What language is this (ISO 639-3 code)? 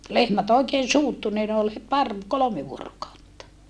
fin